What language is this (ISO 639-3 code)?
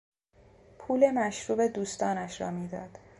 fas